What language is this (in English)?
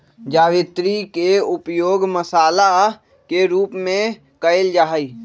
Magahi